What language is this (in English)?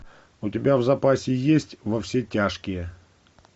Russian